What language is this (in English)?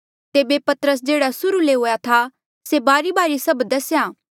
Mandeali